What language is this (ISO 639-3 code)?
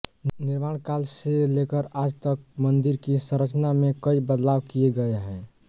hin